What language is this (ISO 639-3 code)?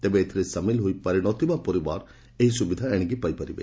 ori